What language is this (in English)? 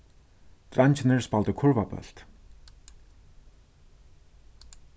Faroese